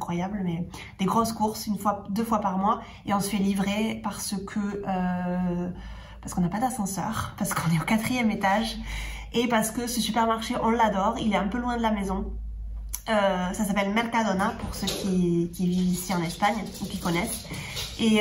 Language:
French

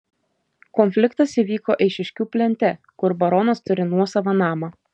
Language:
Lithuanian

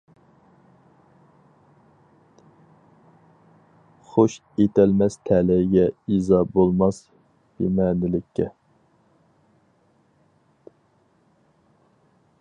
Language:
Uyghur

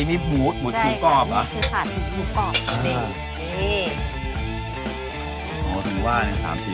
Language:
Thai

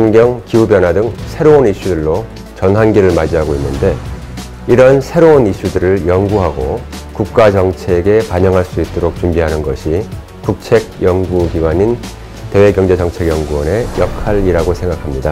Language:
Korean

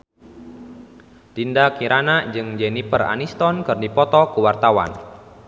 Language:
Sundanese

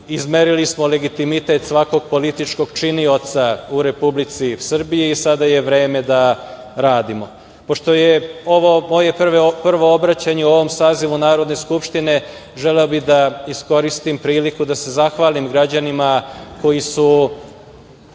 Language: Serbian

